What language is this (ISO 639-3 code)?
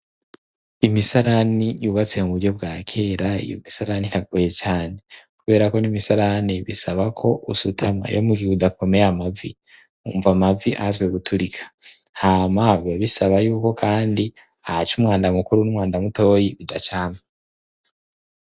run